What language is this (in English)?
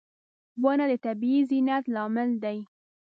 Pashto